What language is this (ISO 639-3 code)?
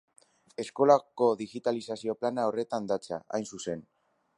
eus